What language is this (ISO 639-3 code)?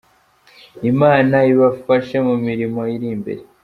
kin